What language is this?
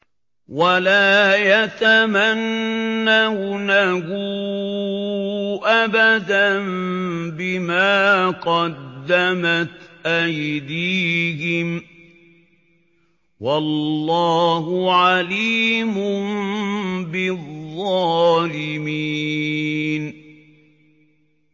Arabic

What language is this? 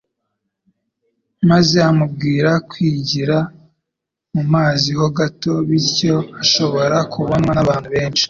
Kinyarwanda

